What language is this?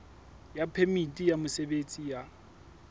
Southern Sotho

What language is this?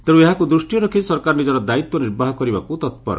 Odia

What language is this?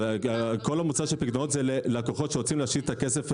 Hebrew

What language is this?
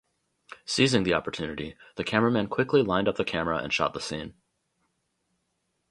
English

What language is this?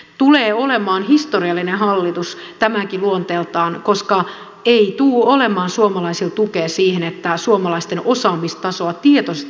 Finnish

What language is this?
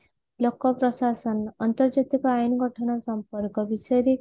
Odia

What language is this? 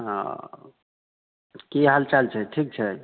Maithili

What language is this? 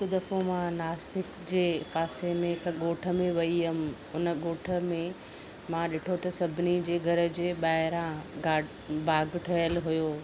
Sindhi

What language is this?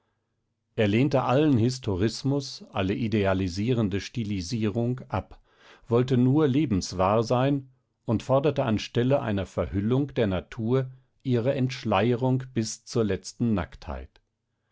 German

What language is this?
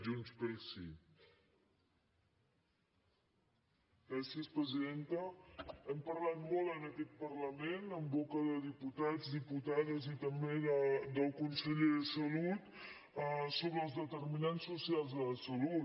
Catalan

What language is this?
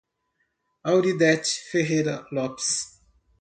Portuguese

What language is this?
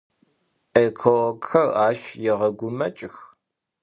Adyghe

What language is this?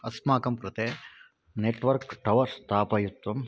Sanskrit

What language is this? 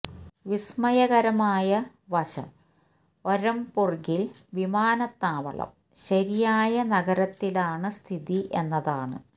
Malayalam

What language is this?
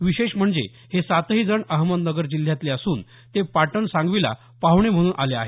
Marathi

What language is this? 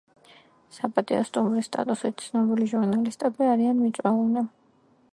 Georgian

